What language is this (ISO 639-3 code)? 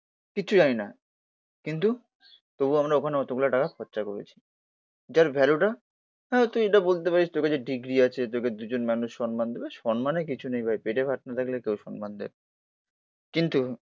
ben